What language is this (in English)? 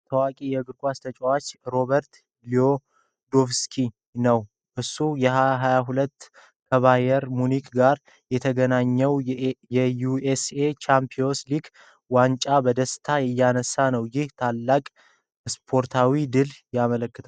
Amharic